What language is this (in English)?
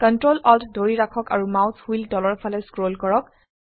Assamese